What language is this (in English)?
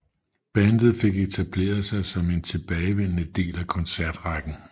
Danish